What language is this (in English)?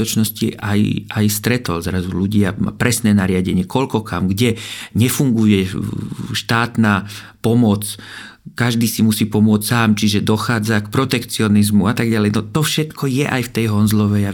Czech